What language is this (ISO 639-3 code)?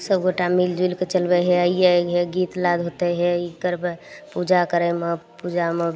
mai